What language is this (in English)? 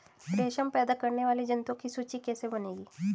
Hindi